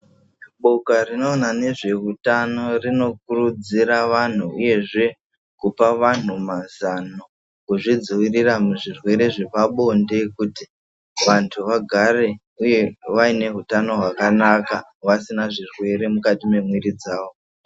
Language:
Ndau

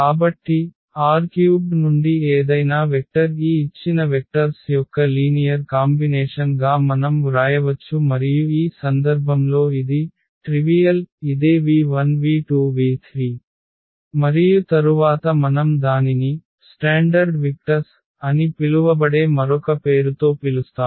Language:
Telugu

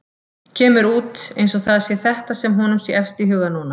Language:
Icelandic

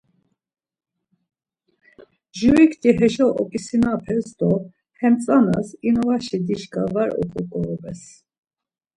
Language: Laz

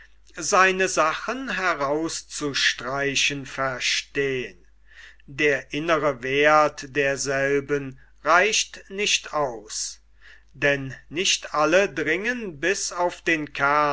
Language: German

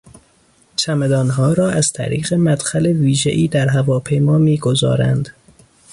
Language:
Persian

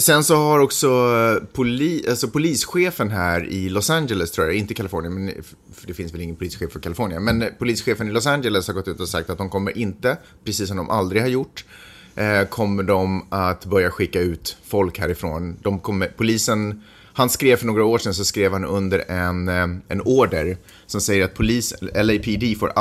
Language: Swedish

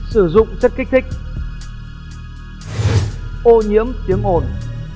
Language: Vietnamese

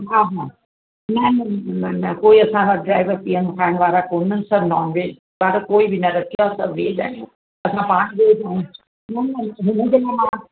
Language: Sindhi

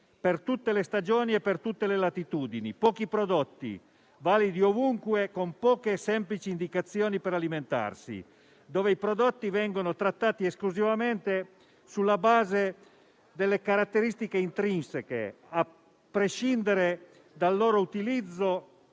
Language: Italian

